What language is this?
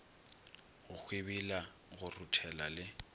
Northern Sotho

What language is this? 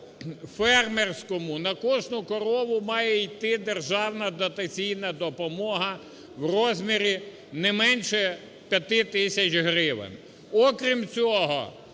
Ukrainian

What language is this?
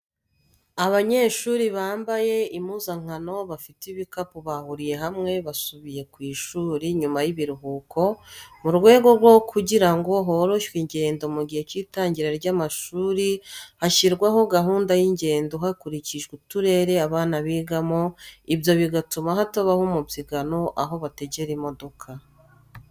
Kinyarwanda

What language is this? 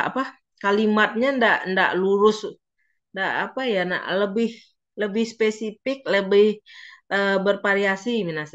Indonesian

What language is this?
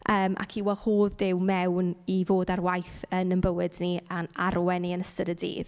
Welsh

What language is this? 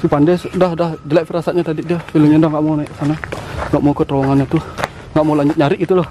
Indonesian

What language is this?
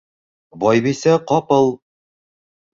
Bashkir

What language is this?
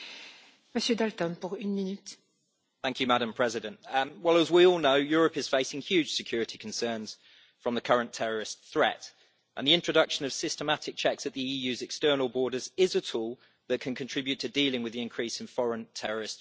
English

